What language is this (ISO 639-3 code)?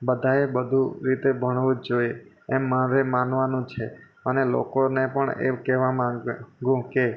guj